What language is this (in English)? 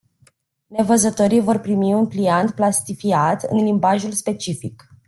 Romanian